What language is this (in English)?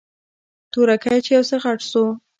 Pashto